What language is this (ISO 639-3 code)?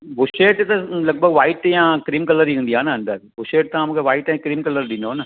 snd